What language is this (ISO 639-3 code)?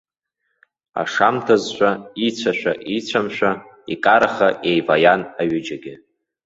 abk